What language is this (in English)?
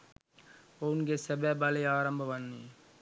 Sinhala